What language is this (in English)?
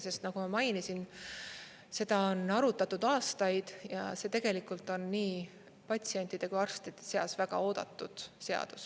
Estonian